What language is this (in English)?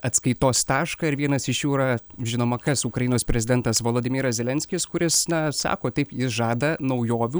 Lithuanian